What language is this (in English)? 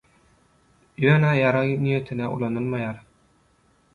Turkmen